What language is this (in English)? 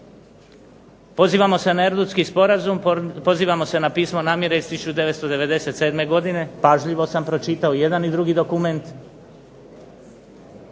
Croatian